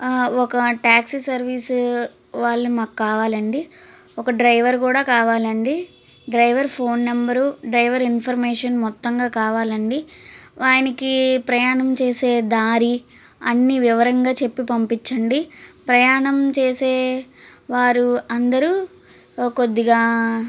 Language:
Telugu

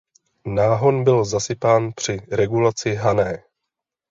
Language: Czech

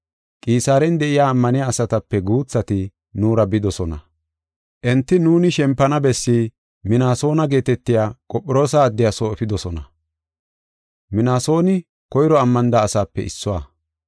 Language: Gofa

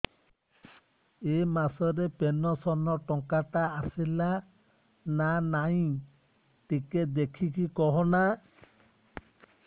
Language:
Odia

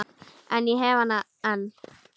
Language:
Icelandic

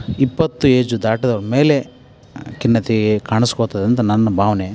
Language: Kannada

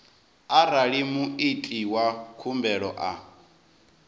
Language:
Venda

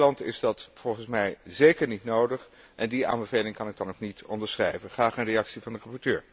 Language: Dutch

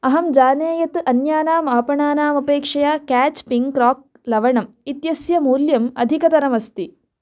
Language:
Sanskrit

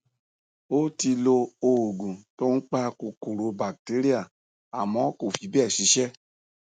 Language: Yoruba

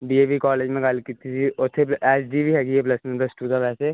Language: Punjabi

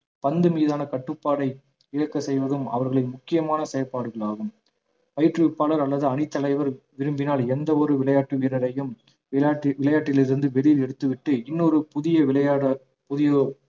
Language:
Tamil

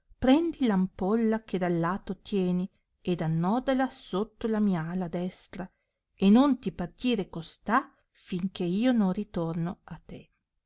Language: Italian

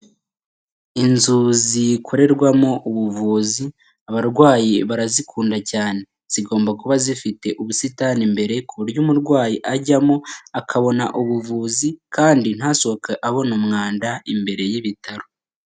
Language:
Kinyarwanda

